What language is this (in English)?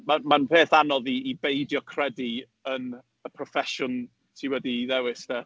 Welsh